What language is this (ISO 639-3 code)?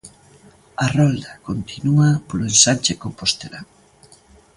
glg